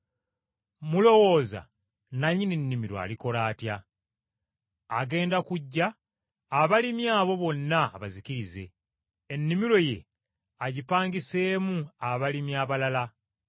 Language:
Ganda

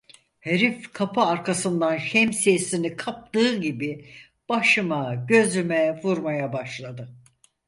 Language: Turkish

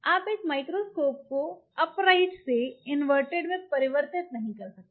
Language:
Hindi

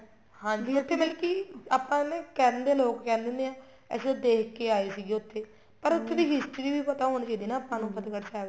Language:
Punjabi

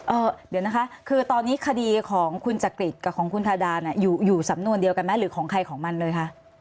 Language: Thai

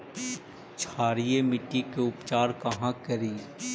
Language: Magahi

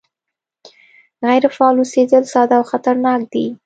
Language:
Pashto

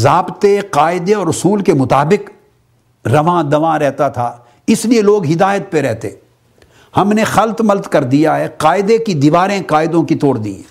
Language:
Urdu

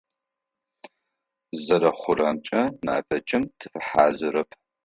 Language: Adyghe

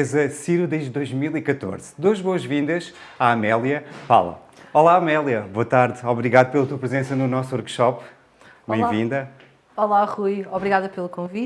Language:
Portuguese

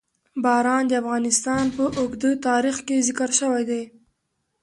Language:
Pashto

